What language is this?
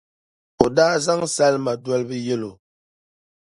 Dagbani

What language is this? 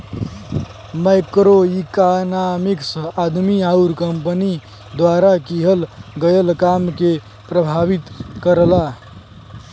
Bhojpuri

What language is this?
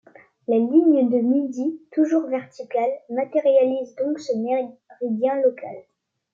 French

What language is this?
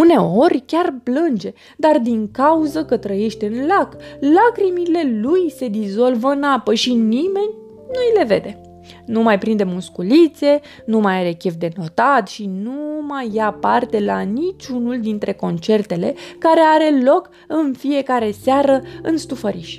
Romanian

